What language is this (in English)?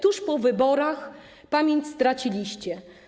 Polish